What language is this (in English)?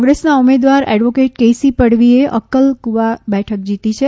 Gujarati